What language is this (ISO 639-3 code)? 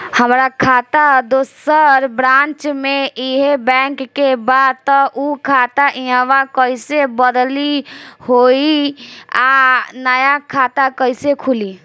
bho